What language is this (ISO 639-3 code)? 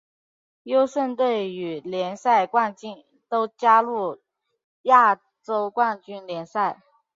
zho